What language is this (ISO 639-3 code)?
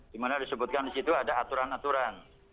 ind